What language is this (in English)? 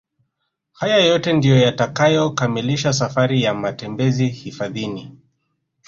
Swahili